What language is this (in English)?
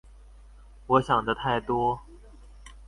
Chinese